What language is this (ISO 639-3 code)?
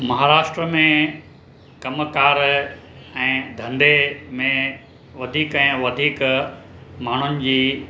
snd